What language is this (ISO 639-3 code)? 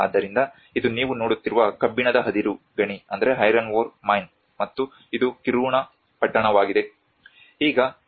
kan